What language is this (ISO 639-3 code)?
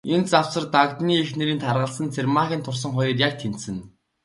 mon